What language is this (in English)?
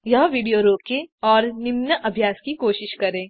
Hindi